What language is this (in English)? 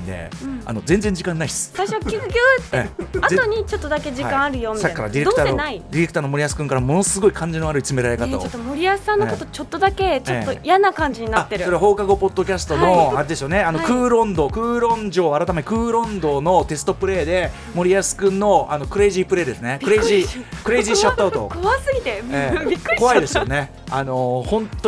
Japanese